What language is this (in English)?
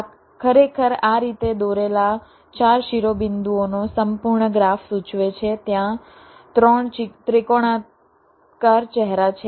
Gujarati